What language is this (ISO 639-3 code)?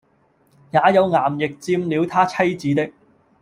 yue